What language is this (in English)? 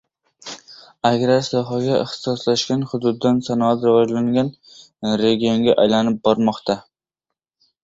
Uzbek